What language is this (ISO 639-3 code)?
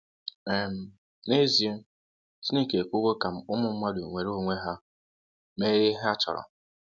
ibo